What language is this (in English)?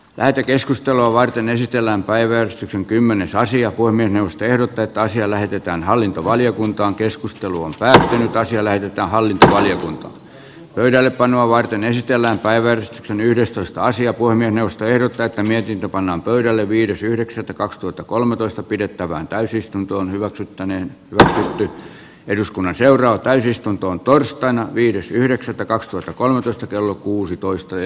Finnish